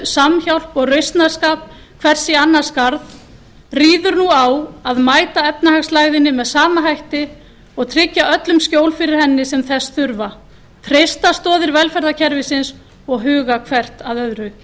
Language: Icelandic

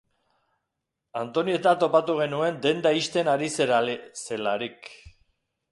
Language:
Basque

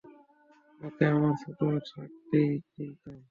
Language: Bangla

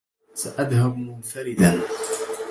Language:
Arabic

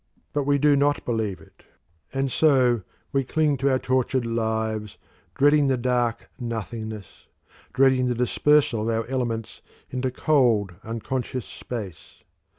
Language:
English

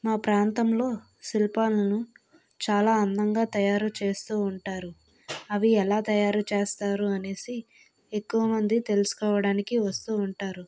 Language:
Telugu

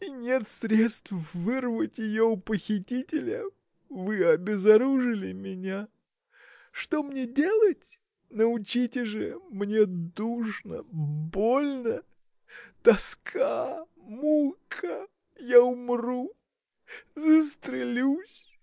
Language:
Russian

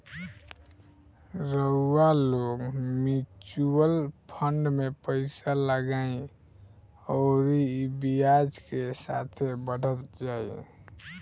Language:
Bhojpuri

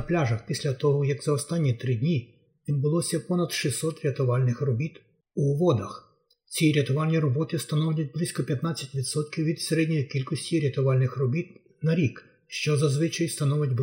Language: Ukrainian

